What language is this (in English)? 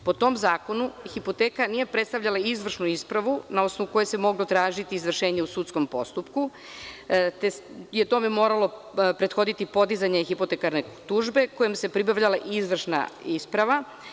Serbian